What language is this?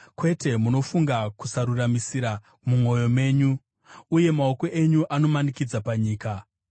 Shona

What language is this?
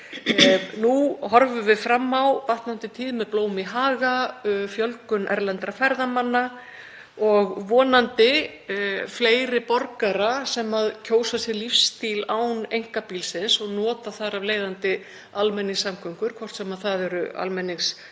Icelandic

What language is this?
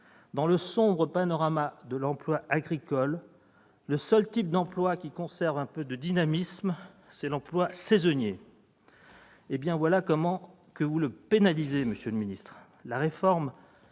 French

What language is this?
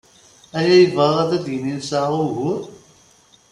Kabyle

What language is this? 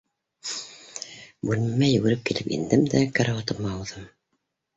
Bashkir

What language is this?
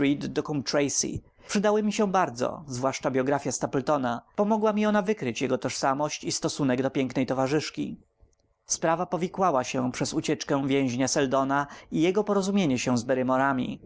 Polish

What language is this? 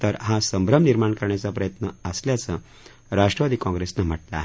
Marathi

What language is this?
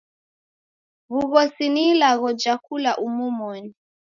Taita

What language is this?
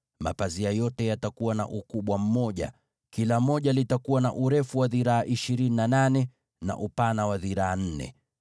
Swahili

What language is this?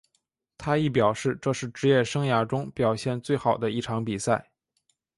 Chinese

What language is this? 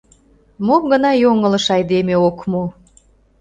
Mari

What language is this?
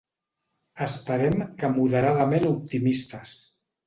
Catalan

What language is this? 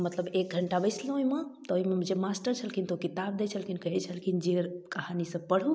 Maithili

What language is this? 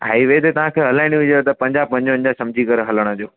Sindhi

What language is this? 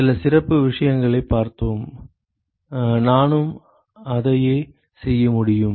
Tamil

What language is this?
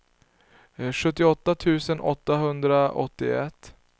Swedish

